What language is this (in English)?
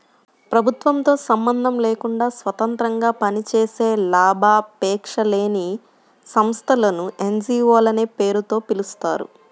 Telugu